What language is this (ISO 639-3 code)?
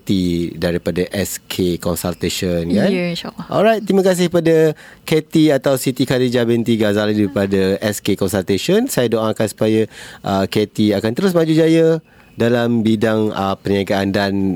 msa